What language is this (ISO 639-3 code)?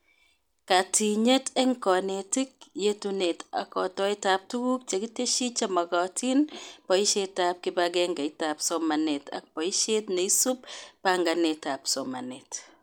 kln